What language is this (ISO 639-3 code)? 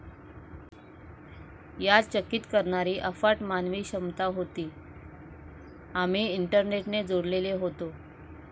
mar